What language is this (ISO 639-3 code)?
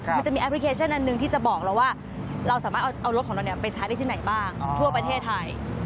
tha